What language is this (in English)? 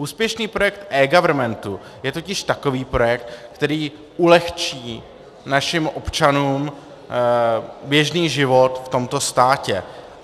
Czech